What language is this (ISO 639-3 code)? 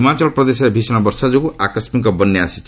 ori